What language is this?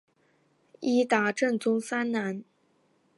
Chinese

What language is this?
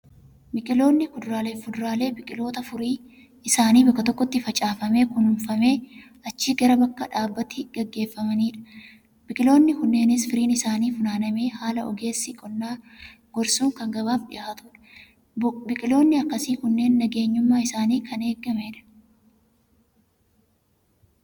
Oromo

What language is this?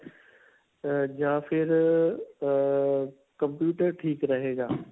Punjabi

